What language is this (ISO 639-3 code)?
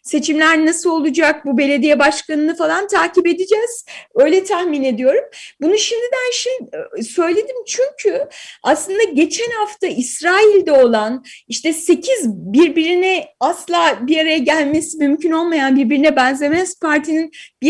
tur